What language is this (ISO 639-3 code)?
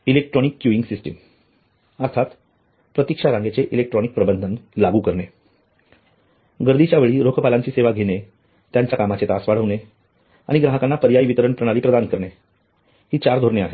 mar